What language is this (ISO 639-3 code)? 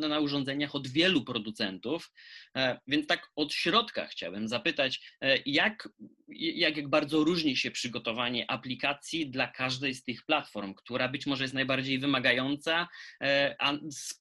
pol